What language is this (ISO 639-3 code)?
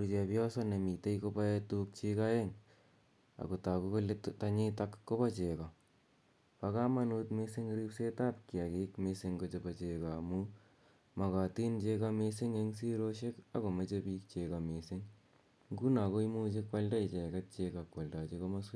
kln